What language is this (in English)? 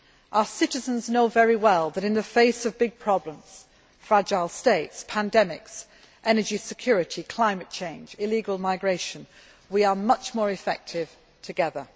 English